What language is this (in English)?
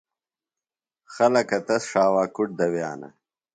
Phalura